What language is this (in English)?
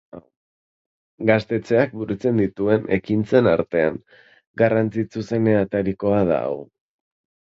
Basque